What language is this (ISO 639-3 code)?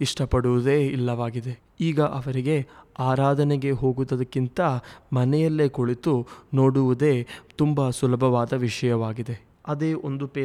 kan